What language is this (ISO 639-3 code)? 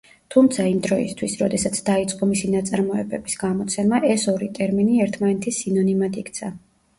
kat